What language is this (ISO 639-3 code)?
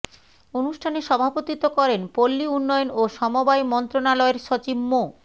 ben